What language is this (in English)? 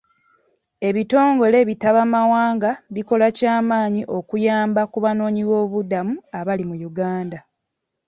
Ganda